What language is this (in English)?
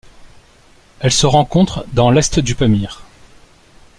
French